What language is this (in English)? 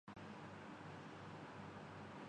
Urdu